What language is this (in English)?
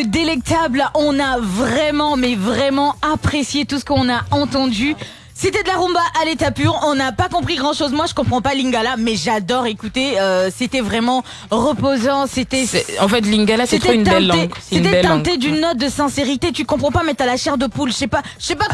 French